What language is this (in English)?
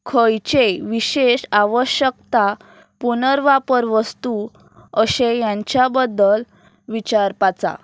Konkani